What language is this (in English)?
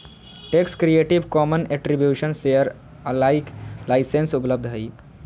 Magahi